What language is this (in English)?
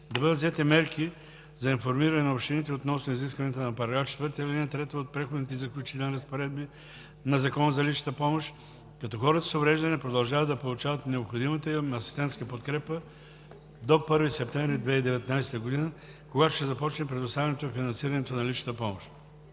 Bulgarian